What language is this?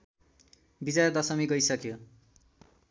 Nepali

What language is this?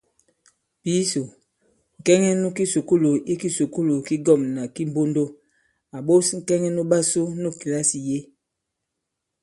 Bankon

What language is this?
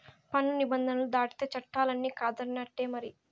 Telugu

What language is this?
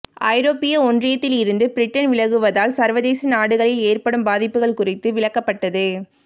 Tamil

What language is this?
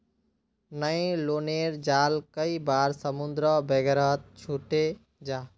Magahi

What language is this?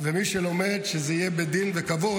Hebrew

